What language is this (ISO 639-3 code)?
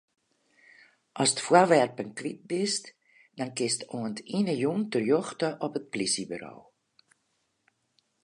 fry